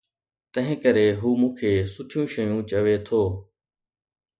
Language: Sindhi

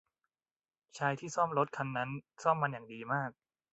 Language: Thai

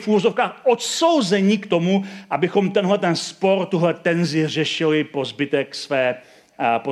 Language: Czech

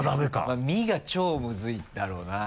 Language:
Japanese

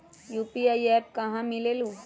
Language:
Magahi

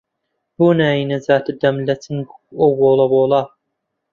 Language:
Central Kurdish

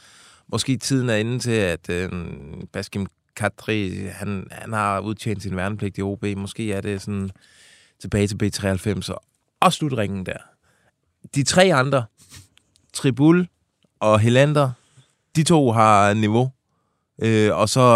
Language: Danish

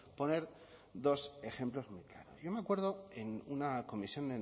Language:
Spanish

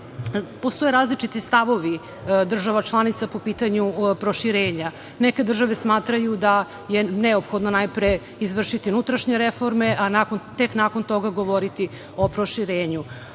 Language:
Serbian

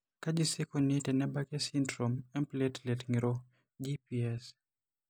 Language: Masai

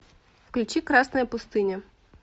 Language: Russian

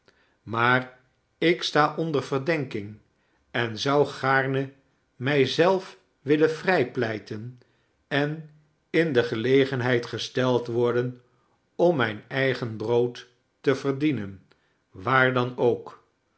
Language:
Dutch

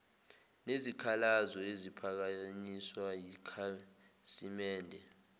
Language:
Zulu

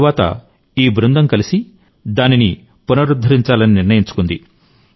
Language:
Telugu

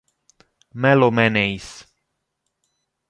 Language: Italian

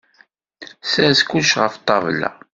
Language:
Kabyle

